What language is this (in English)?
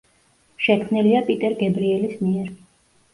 Georgian